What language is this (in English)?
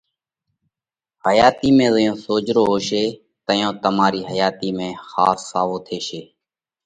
Parkari Koli